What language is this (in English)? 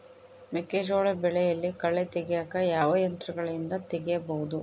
Kannada